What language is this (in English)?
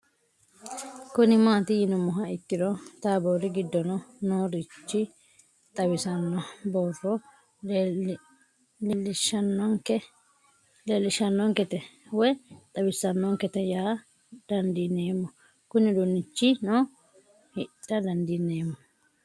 Sidamo